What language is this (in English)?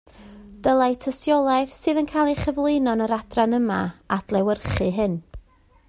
Welsh